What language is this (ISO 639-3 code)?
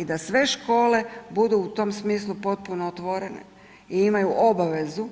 hrv